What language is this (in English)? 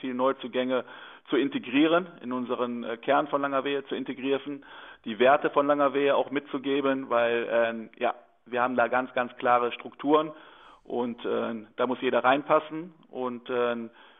German